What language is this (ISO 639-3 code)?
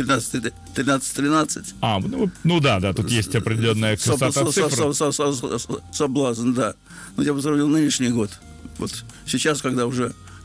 rus